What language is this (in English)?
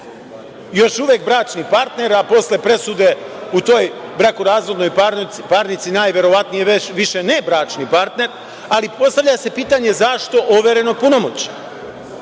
Serbian